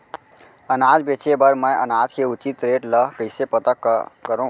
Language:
Chhattisgarhi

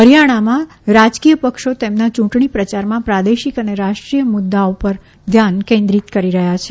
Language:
Gujarati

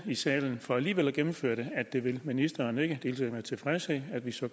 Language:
Danish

